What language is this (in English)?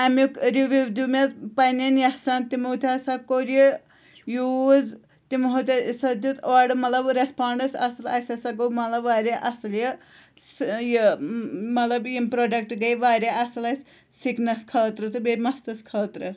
Kashmiri